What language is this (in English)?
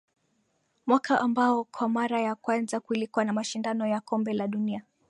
Swahili